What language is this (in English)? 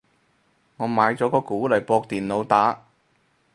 Cantonese